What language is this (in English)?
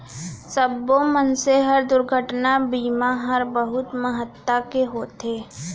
Chhattisgarhi